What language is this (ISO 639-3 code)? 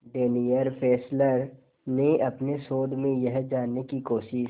hin